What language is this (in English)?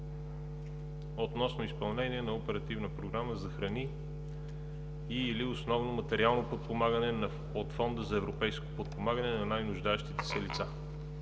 Bulgarian